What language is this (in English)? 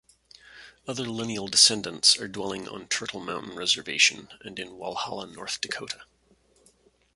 English